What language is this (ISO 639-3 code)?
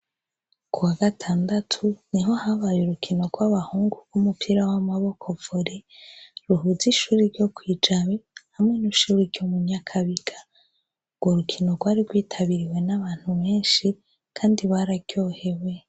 run